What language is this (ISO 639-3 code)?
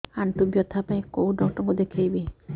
ori